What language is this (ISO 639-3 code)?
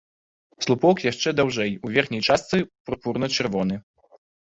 bel